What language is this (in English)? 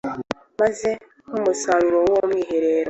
Kinyarwanda